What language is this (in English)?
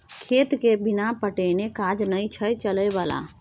Maithili